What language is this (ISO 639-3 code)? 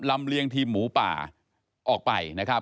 tha